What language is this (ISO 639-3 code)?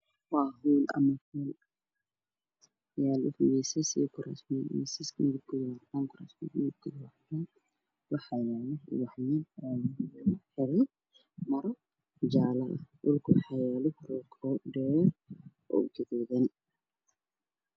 som